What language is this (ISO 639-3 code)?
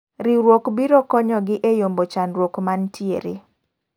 luo